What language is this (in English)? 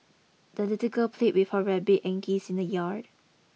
English